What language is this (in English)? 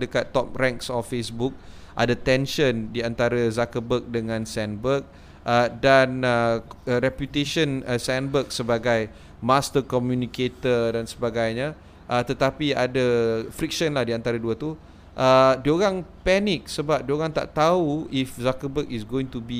Malay